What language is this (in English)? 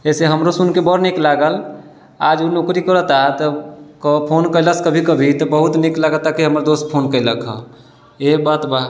Maithili